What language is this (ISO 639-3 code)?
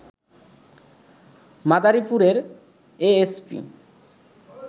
ben